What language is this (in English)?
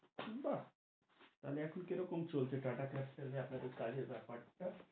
Bangla